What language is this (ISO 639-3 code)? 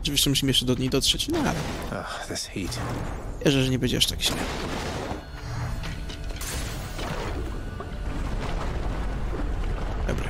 pol